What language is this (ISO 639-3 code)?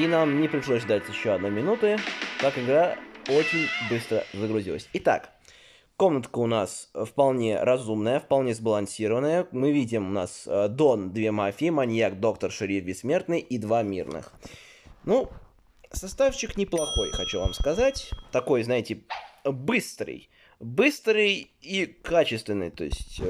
rus